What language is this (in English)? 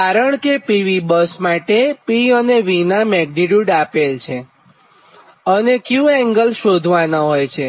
Gujarati